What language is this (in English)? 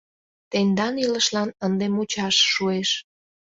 Mari